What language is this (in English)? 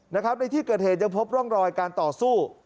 Thai